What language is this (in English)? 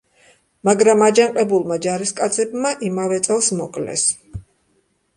Georgian